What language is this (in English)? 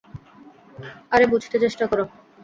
Bangla